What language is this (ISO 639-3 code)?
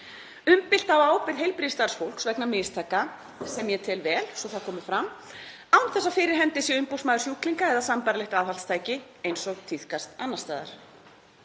isl